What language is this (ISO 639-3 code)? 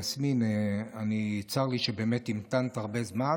heb